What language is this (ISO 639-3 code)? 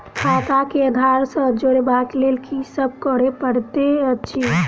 mai